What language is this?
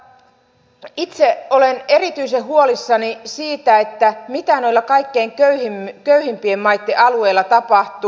Finnish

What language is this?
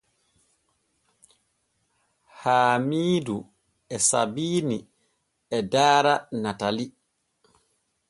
Borgu Fulfulde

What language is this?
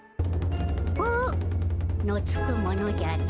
Japanese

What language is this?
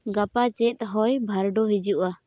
Santali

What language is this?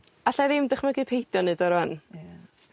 Welsh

